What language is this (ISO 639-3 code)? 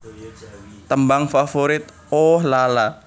jav